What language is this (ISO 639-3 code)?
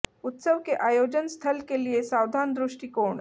hin